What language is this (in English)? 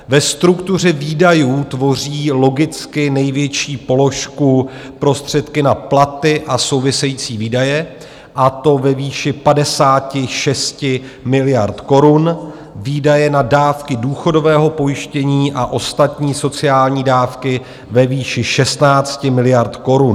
Czech